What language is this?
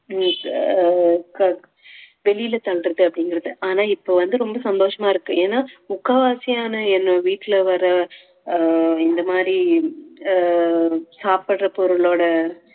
Tamil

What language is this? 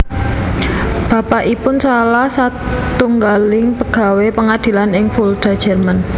Javanese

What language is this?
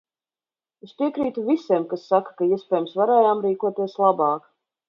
Latvian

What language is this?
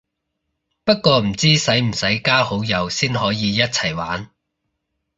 Cantonese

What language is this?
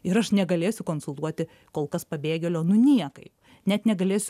Lithuanian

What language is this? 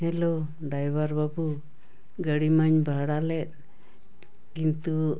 Santali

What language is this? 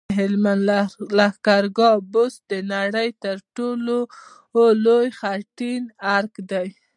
Pashto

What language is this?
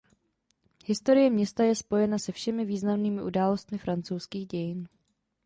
Czech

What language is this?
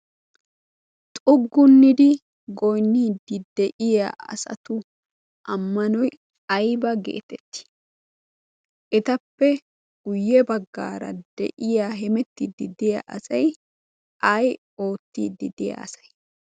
Wolaytta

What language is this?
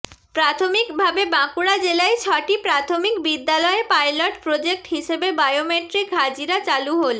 Bangla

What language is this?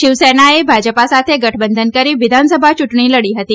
Gujarati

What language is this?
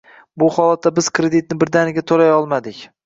Uzbek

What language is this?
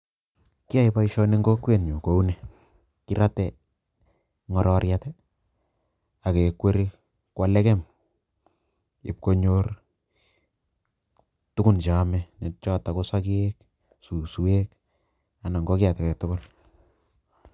Kalenjin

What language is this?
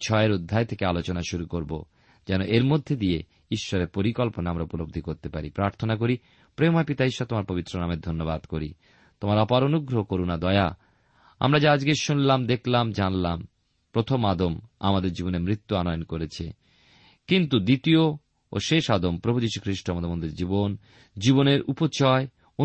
Bangla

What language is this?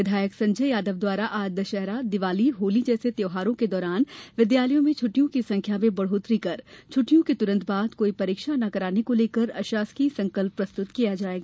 Hindi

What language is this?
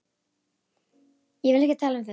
Icelandic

